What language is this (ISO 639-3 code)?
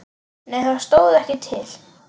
isl